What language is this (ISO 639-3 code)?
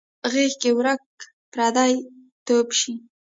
pus